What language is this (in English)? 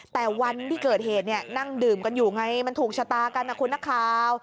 Thai